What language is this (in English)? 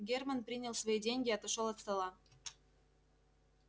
Russian